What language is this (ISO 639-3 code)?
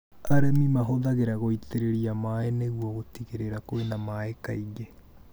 kik